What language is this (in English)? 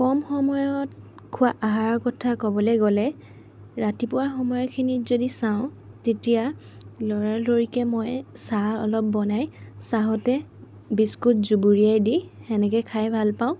Assamese